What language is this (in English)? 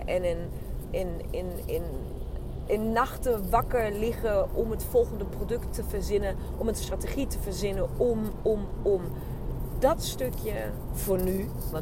Dutch